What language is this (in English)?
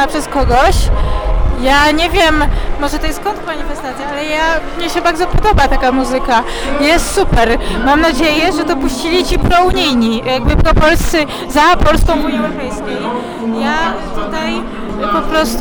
Polish